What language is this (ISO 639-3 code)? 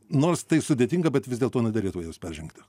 lit